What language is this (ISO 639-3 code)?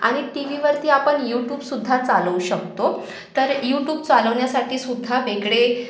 mar